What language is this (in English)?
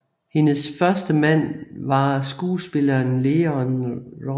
Danish